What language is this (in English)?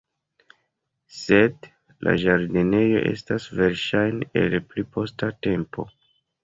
Esperanto